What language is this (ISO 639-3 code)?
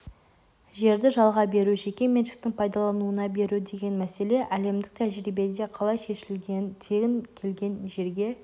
kaz